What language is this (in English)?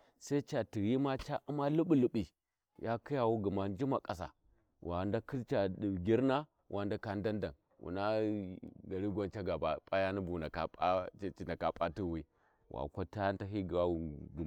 Warji